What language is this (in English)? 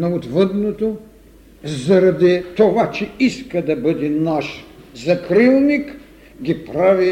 Bulgarian